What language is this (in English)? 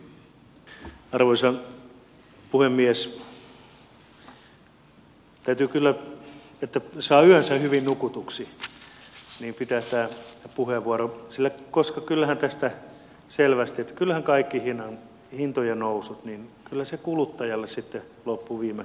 Finnish